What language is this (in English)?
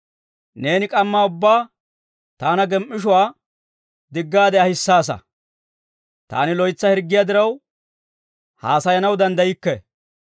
Dawro